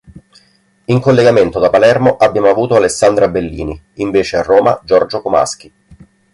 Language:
Italian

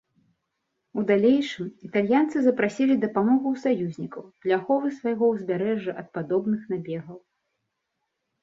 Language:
Belarusian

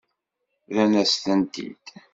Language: Kabyle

